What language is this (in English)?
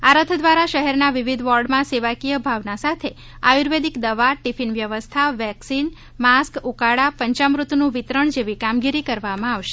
Gujarati